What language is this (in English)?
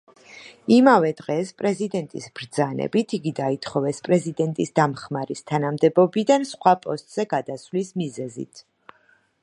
Georgian